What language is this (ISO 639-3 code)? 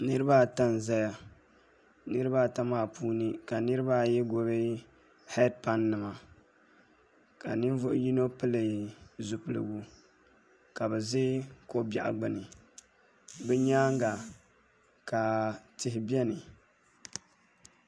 dag